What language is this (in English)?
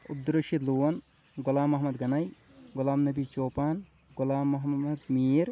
Kashmiri